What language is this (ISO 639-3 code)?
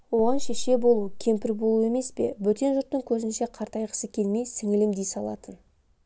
kaz